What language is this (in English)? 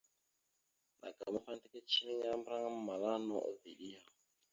Mada (Cameroon)